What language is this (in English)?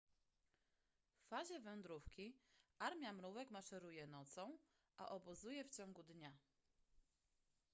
Polish